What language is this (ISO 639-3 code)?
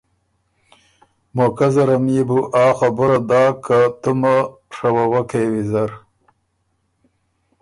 oru